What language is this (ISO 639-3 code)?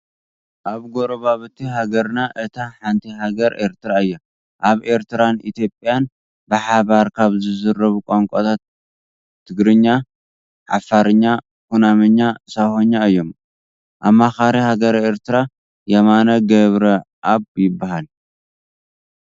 tir